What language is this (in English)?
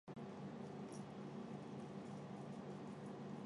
Chinese